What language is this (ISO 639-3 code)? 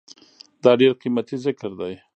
pus